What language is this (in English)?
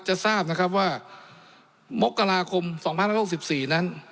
Thai